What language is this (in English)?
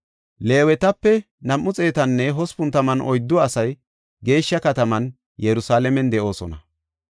Gofa